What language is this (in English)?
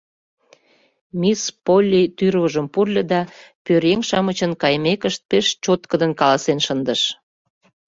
Mari